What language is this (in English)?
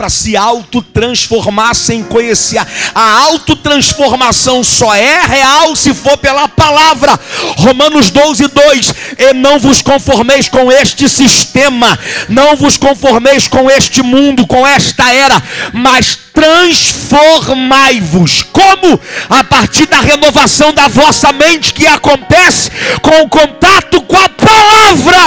Portuguese